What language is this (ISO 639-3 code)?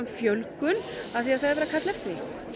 isl